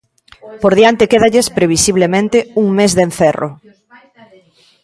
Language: Galician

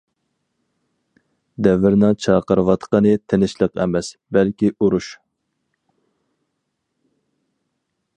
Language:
Uyghur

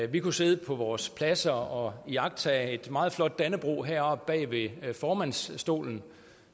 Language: Danish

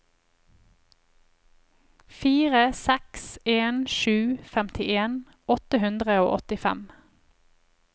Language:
Norwegian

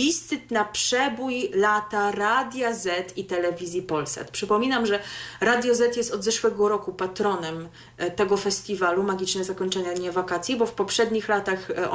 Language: Polish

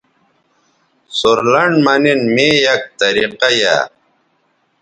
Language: Bateri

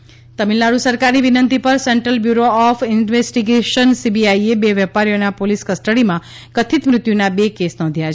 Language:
Gujarati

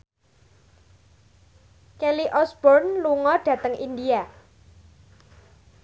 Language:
Javanese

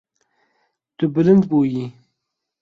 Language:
Kurdish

